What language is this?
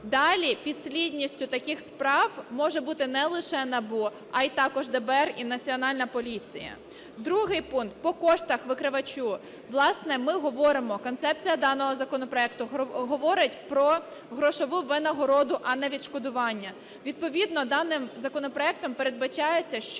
Ukrainian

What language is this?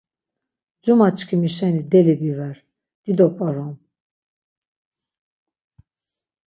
Laz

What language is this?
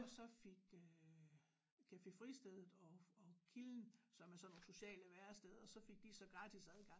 Danish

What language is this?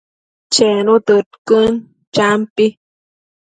Matsés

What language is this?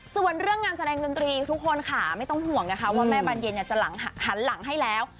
Thai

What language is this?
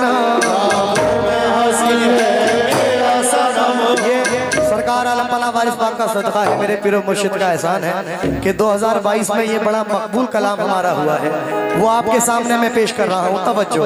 Hindi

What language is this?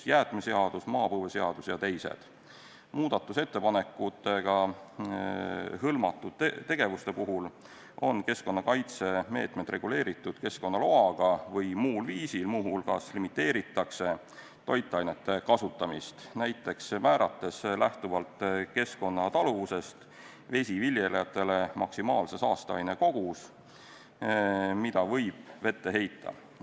Estonian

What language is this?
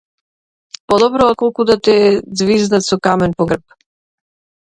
Macedonian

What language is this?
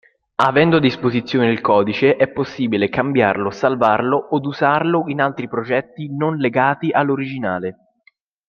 Italian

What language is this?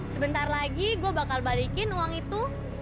Indonesian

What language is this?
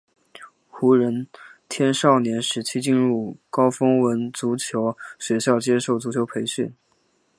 Chinese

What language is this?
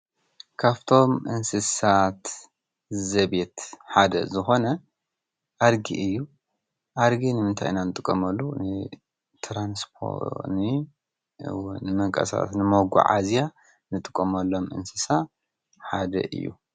Tigrinya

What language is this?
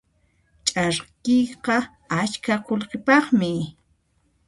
Puno Quechua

